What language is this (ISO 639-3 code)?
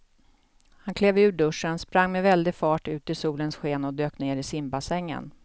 swe